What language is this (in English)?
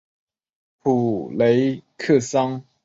Chinese